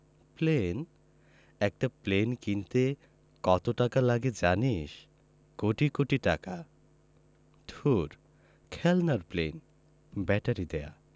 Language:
Bangla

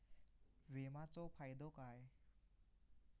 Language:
Marathi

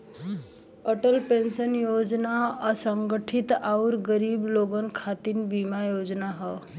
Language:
Bhojpuri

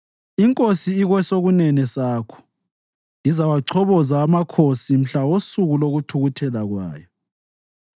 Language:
North Ndebele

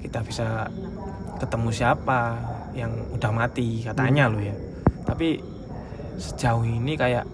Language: Indonesian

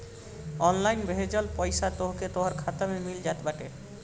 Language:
Bhojpuri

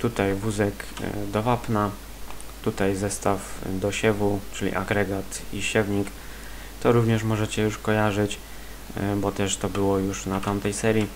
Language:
Polish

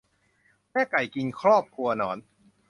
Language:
Thai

